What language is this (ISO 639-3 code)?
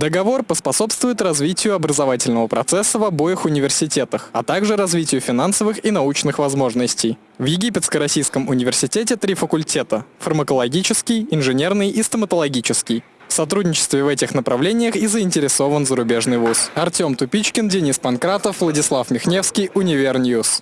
rus